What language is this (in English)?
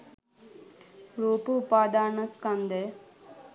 Sinhala